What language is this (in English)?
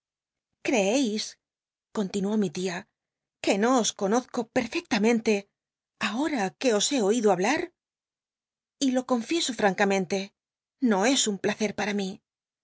Spanish